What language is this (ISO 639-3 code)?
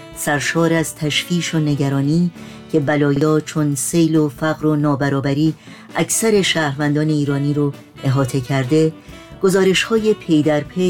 fas